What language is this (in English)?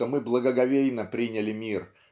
Russian